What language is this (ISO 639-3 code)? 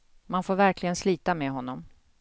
swe